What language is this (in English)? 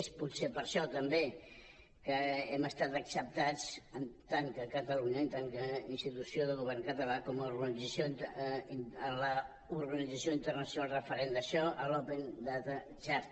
Catalan